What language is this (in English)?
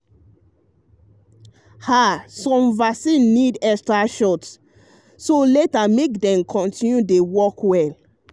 Nigerian Pidgin